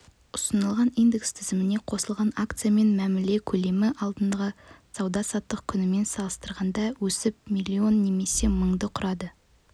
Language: Kazakh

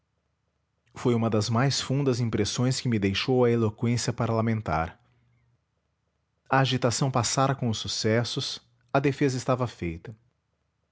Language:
Portuguese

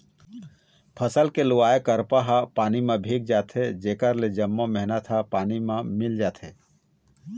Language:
Chhattisgarhi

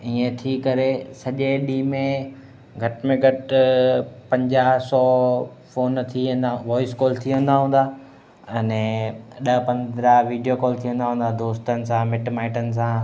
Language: Sindhi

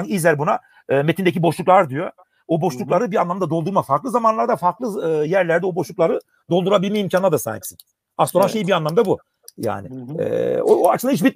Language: Turkish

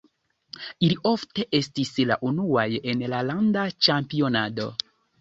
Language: Esperanto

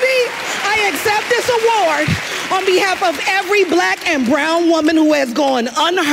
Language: Hebrew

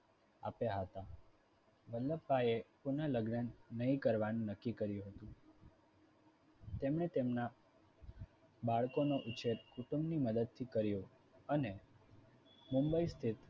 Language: Gujarati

